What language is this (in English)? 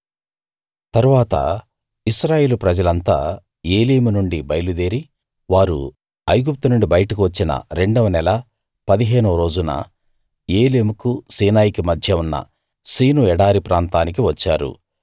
Telugu